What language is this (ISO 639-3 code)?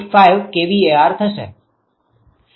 guj